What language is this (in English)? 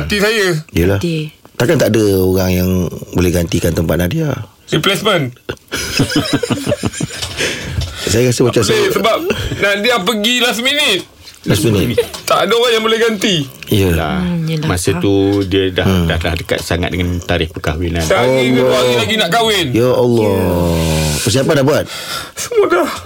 Malay